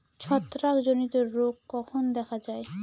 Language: Bangla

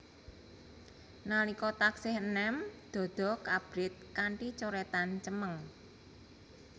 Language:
Javanese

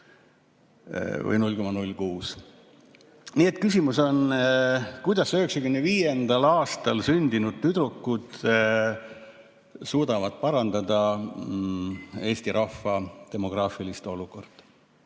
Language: Estonian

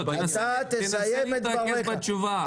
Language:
Hebrew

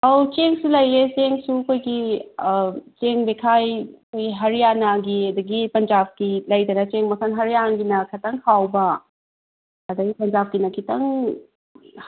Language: Manipuri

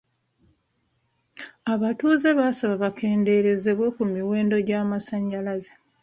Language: Ganda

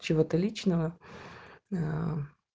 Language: Russian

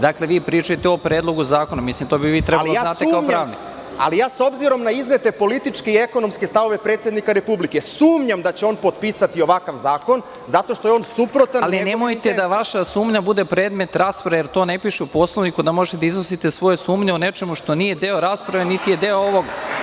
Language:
Serbian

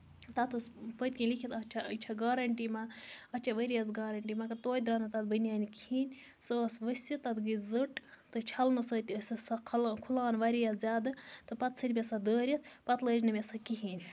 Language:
Kashmiri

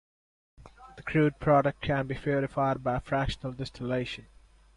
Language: English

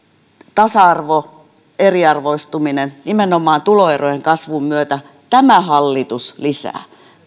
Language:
Finnish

